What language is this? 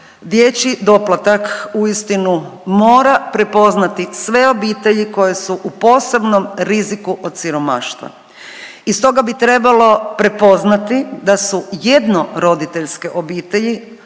Croatian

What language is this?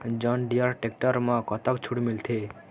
Chhattisgarhi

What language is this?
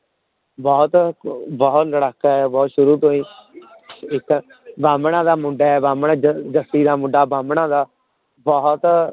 Punjabi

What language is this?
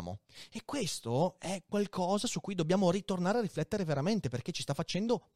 Italian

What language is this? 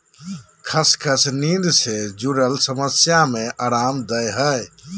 Magahi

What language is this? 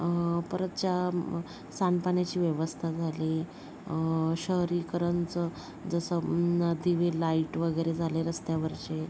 Marathi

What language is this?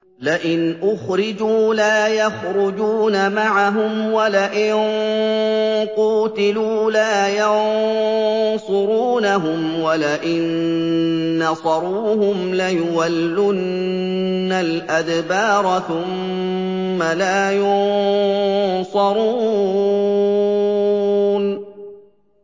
Arabic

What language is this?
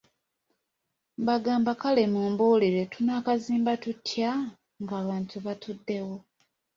Ganda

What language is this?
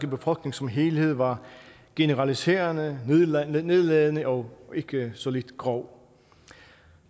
Danish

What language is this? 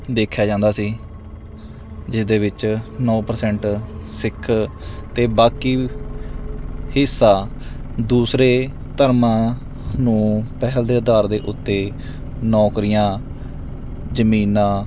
Punjabi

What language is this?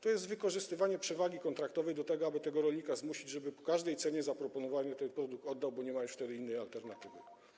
Polish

